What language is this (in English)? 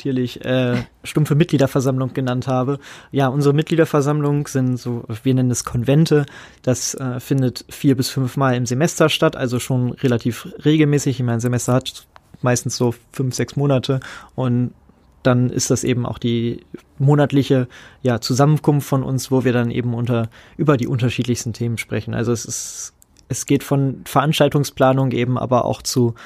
German